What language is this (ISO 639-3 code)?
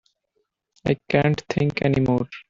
eng